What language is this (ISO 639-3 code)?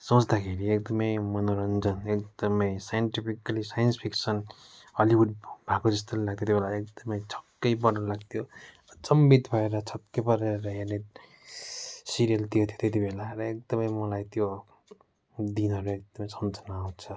nep